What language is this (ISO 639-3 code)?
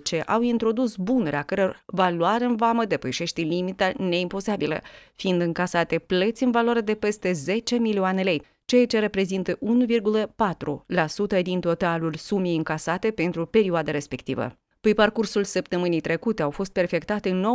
ron